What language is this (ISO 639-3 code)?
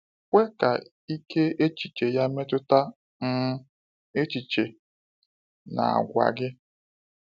ibo